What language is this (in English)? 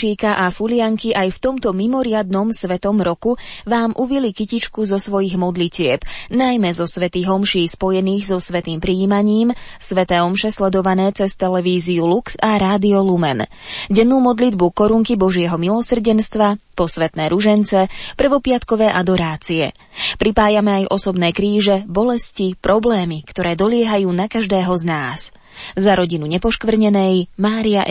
Slovak